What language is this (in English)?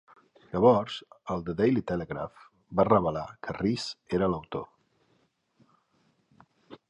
Catalan